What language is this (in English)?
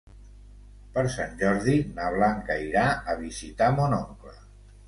Catalan